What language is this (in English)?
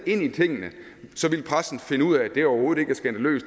Danish